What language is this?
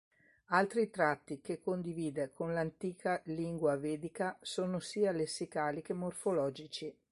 Italian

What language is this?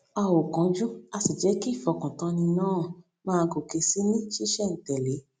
Yoruba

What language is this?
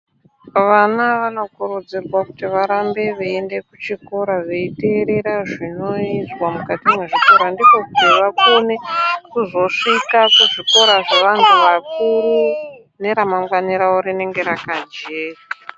Ndau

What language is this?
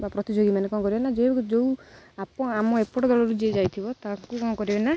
Odia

